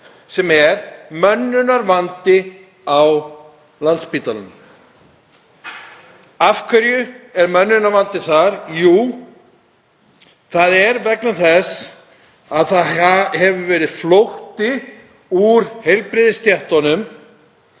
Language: Icelandic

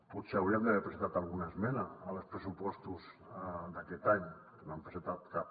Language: Catalan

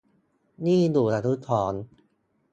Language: Thai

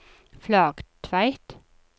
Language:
Norwegian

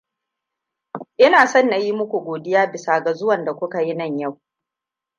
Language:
Hausa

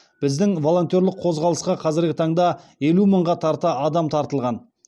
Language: Kazakh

